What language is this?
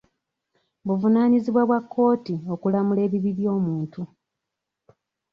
Ganda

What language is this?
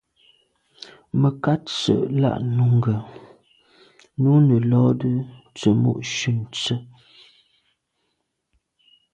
Medumba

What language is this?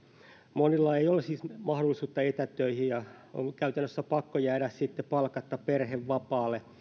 Finnish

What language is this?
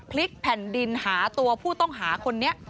Thai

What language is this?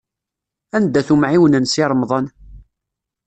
Kabyle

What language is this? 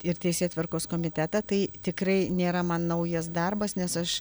Lithuanian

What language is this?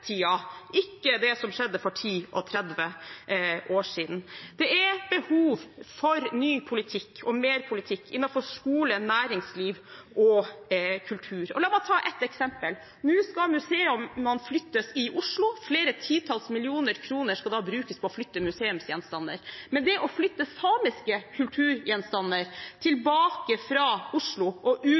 Norwegian Bokmål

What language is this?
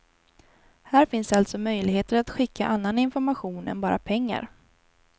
Swedish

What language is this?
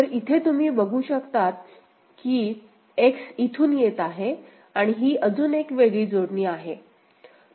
Marathi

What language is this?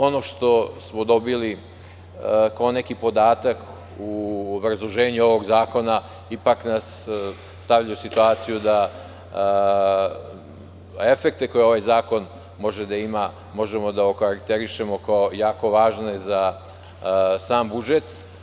Serbian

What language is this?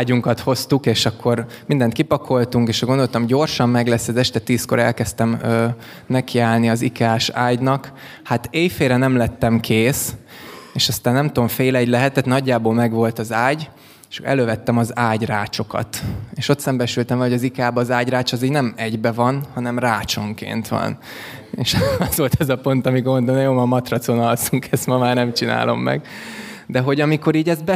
Hungarian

